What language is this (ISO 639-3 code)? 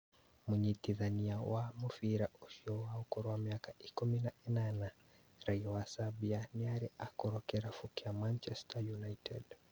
kik